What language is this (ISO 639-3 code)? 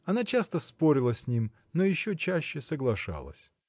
rus